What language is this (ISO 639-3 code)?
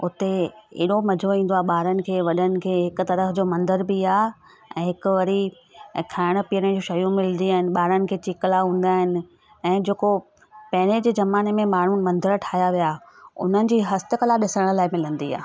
snd